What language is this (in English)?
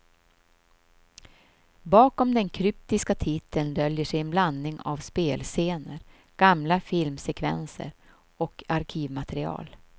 Swedish